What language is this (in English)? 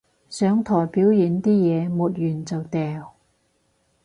Cantonese